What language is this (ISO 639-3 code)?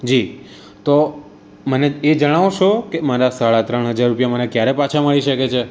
guj